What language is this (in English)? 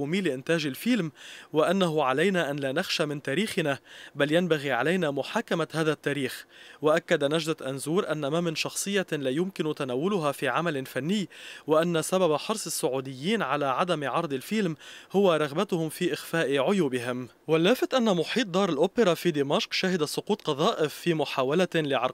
Arabic